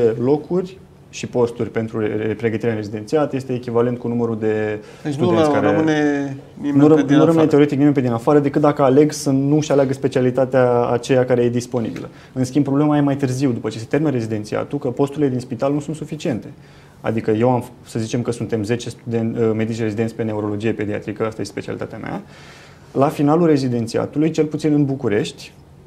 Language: Romanian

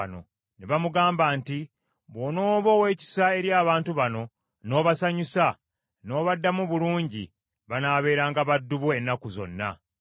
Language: Ganda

